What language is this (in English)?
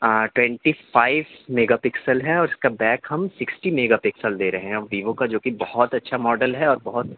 Urdu